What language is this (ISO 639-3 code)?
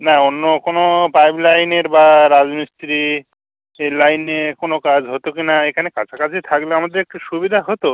ben